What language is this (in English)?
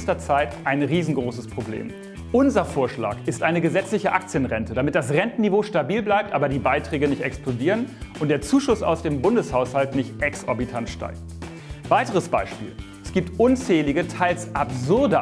German